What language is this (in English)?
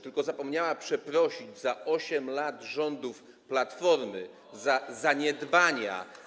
Polish